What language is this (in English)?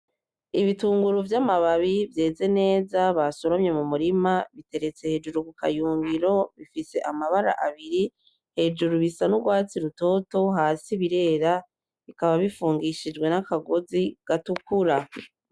Rundi